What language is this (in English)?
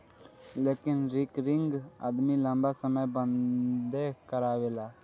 Bhojpuri